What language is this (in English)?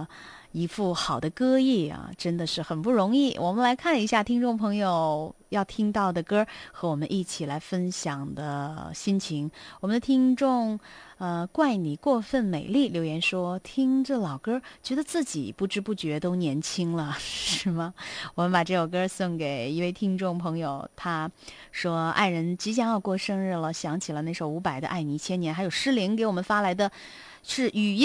Chinese